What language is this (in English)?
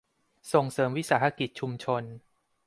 Thai